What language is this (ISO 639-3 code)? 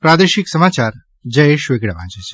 guj